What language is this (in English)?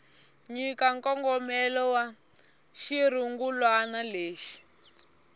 Tsonga